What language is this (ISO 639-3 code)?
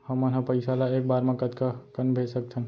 hne